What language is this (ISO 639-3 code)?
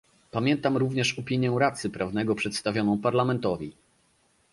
pol